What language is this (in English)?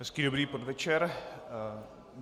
Czech